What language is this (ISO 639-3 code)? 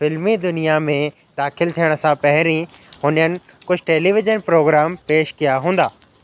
snd